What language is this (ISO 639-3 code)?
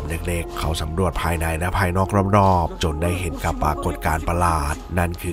tha